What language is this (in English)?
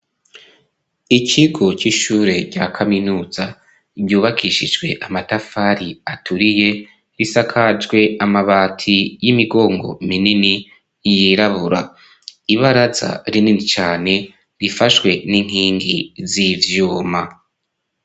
Rundi